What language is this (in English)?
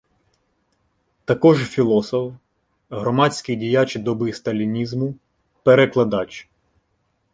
Ukrainian